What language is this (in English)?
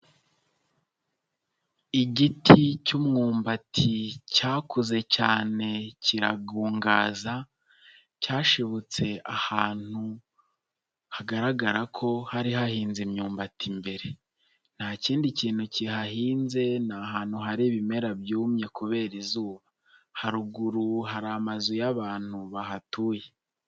Kinyarwanda